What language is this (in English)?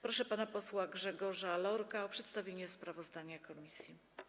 Polish